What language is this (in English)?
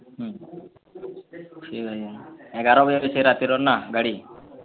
Odia